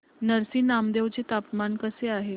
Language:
Marathi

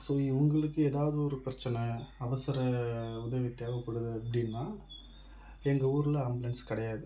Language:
Tamil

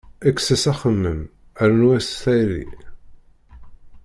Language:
Kabyle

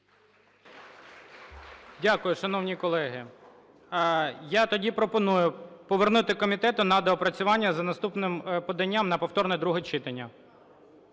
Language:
Ukrainian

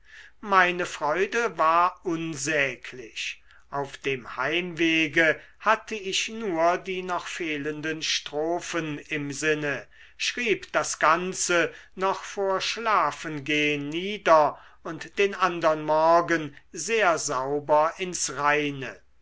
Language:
German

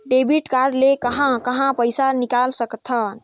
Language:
Chhattisgarhi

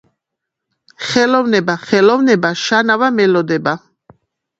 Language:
Georgian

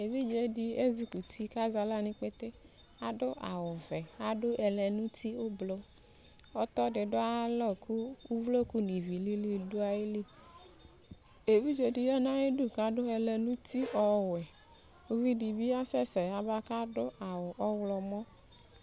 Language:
Ikposo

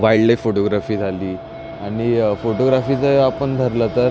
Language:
Marathi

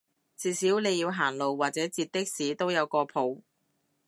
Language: Cantonese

